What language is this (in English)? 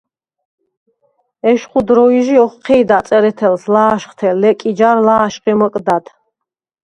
Svan